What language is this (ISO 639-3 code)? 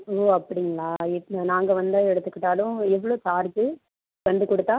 tam